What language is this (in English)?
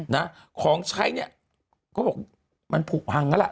Thai